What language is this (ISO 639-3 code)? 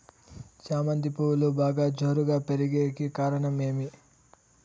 tel